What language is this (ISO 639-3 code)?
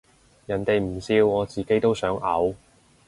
yue